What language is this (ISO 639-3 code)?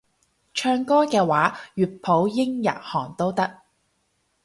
yue